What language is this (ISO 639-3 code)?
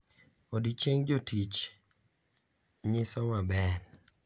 luo